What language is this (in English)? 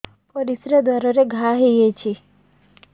Odia